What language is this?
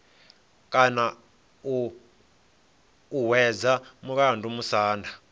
Venda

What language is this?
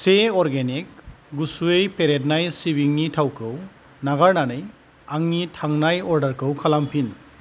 Bodo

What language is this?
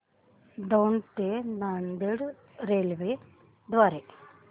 Marathi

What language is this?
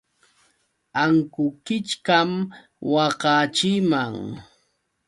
Yauyos Quechua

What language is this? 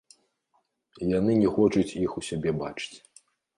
Belarusian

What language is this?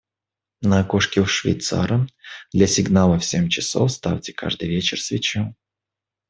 Russian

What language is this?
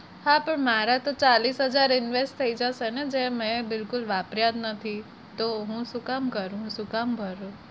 Gujarati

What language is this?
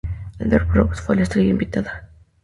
Spanish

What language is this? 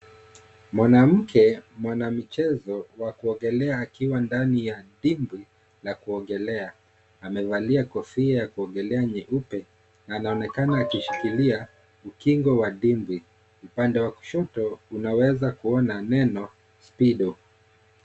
Swahili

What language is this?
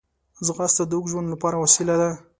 Pashto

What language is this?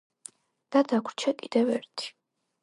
Georgian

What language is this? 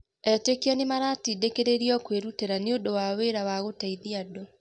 Kikuyu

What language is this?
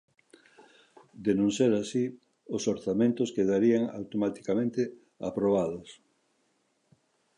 Galician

